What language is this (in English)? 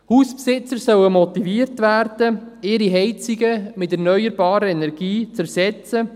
Swiss German